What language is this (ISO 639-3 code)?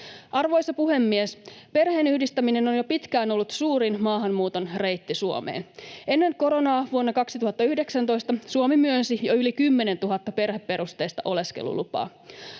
fin